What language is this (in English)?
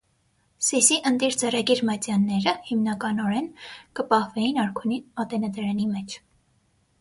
Armenian